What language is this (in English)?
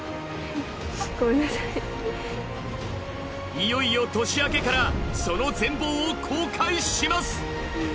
Japanese